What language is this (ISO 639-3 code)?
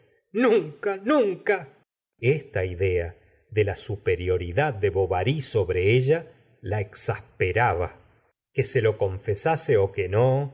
spa